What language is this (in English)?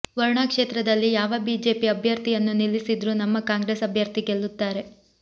Kannada